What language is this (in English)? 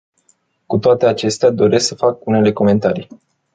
Romanian